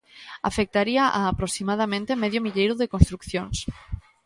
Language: Galician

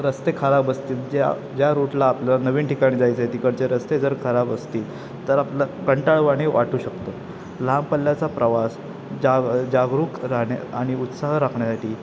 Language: Marathi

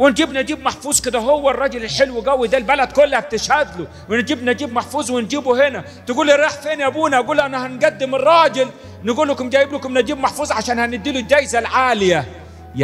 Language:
Arabic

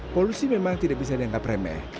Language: Indonesian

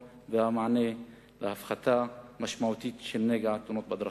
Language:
Hebrew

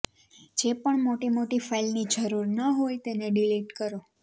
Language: Gujarati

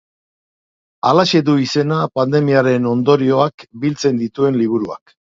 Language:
Basque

